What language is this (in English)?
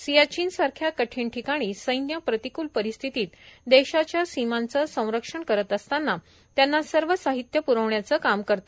Marathi